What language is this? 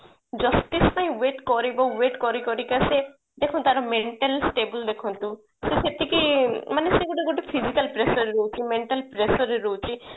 Odia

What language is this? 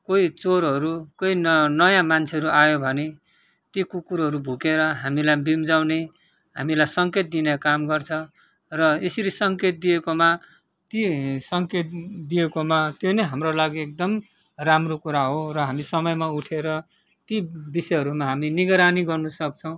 Nepali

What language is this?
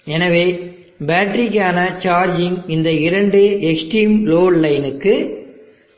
Tamil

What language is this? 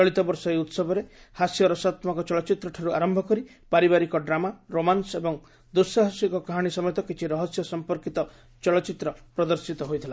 Odia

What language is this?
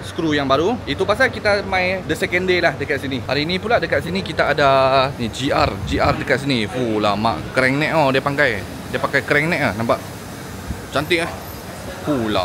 Malay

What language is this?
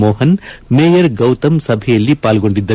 Kannada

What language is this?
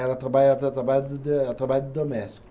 Portuguese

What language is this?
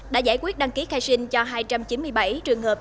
Vietnamese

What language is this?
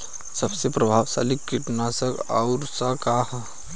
Bhojpuri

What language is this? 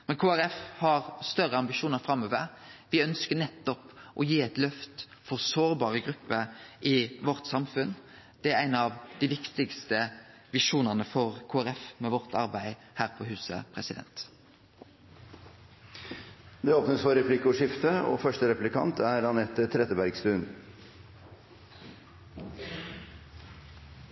Norwegian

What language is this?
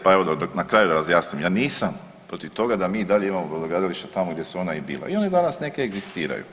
Croatian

